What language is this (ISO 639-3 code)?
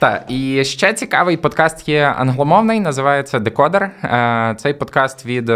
ukr